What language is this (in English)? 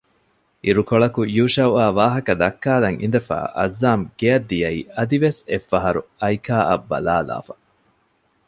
Divehi